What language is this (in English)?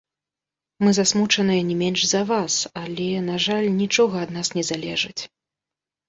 Belarusian